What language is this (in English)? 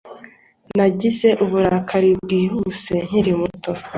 Kinyarwanda